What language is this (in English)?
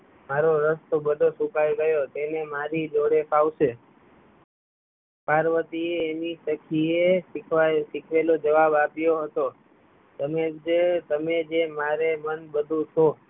Gujarati